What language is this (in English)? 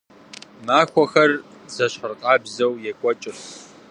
Kabardian